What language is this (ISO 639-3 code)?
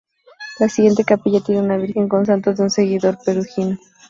spa